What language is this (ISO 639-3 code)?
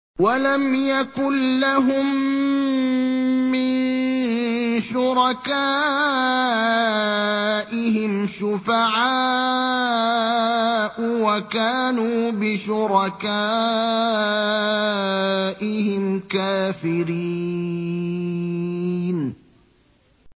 ara